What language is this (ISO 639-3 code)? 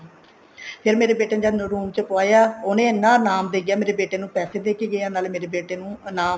pan